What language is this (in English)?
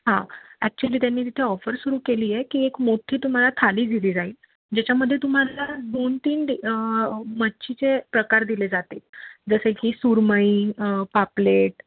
Marathi